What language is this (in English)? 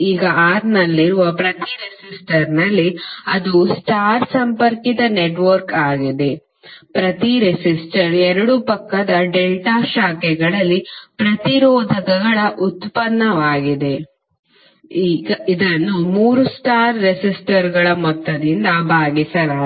Kannada